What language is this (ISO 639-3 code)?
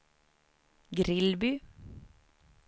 swe